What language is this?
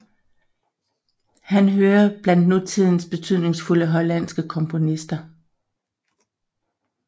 Danish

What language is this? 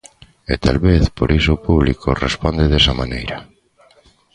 Galician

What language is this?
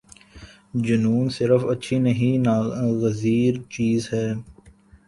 Urdu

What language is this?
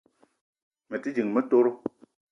Eton (Cameroon)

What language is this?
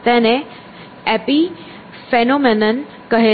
Gujarati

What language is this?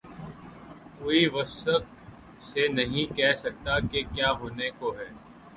Urdu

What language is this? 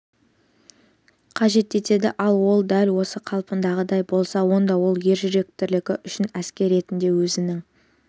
Kazakh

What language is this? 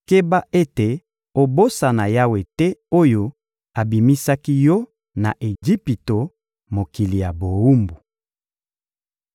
Lingala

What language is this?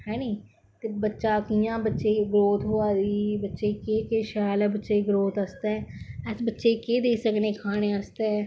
Dogri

